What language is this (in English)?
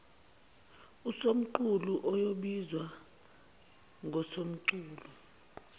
Zulu